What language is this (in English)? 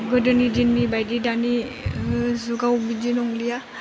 Bodo